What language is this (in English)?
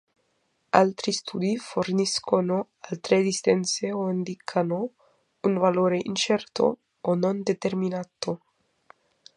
Italian